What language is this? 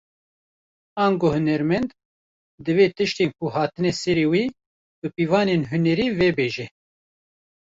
Kurdish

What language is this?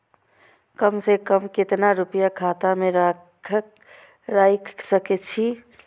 Maithili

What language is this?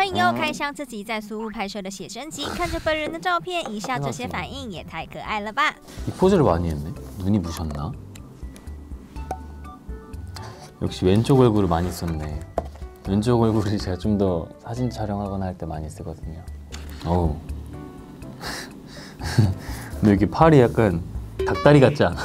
Korean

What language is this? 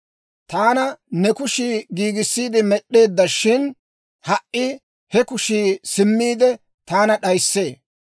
Dawro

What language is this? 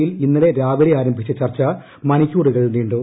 Malayalam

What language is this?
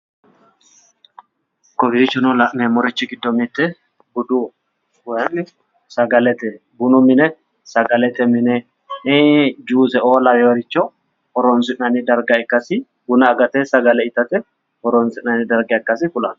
Sidamo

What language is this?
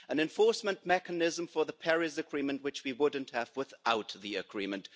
English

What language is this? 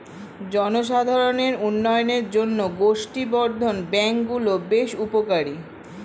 Bangla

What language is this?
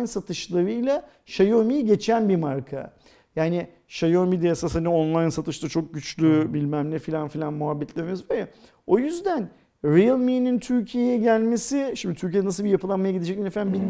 Turkish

